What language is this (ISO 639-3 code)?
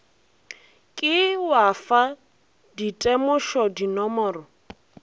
nso